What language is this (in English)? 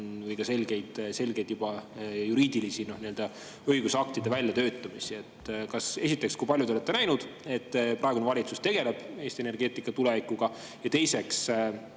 Estonian